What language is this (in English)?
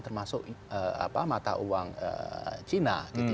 Indonesian